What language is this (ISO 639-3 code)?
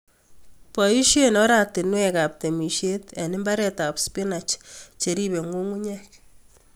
kln